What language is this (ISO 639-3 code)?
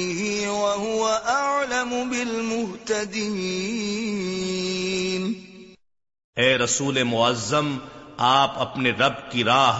urd